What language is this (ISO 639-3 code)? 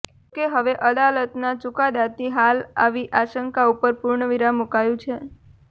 guj